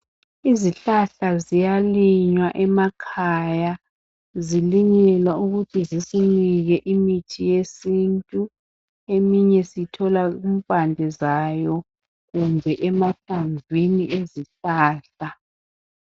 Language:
North Ndebele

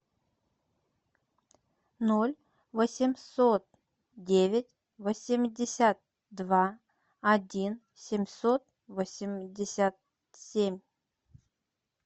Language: Russian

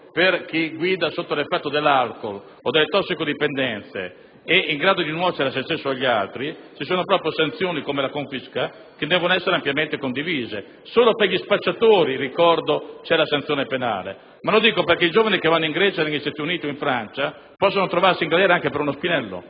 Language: Italian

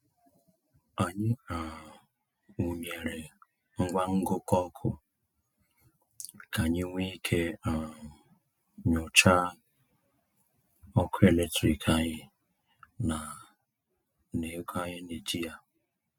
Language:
Igbo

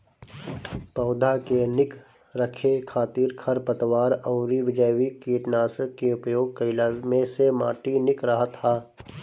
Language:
Bhojpuri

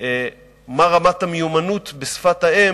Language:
Hebrew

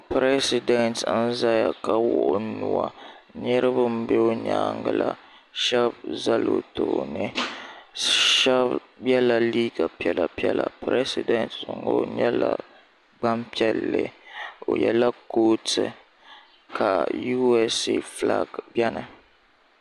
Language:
Dagbani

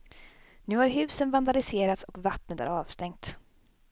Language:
Swedish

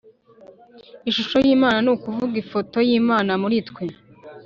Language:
Kinyarwanda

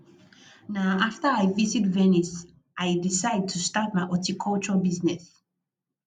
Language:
Nigerian Pidgin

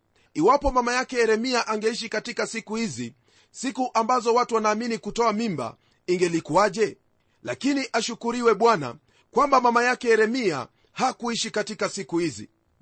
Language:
Swahili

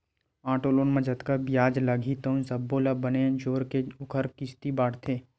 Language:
Chhattisgarhi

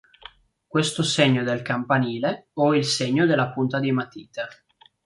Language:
Italian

